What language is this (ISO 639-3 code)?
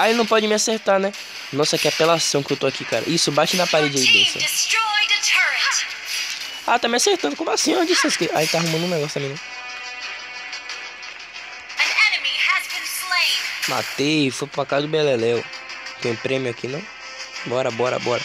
por